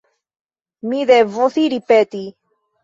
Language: Esperanto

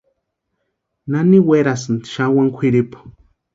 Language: Western Highland Purepecha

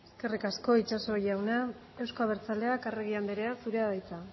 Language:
Basque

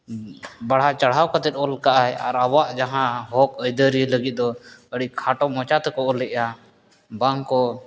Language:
Santali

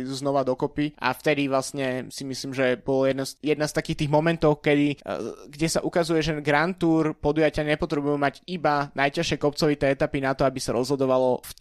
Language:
Slovak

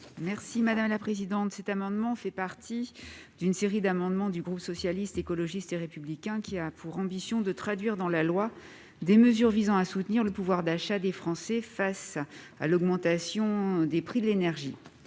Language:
French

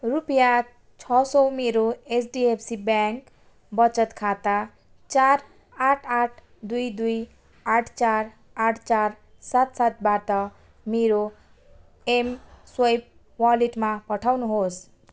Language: Nepali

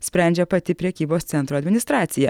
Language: Lithuanian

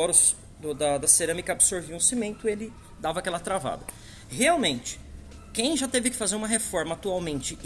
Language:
Portuguese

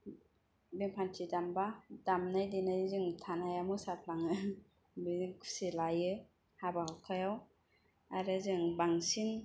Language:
Bodo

